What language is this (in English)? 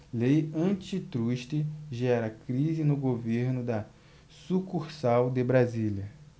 Portuguese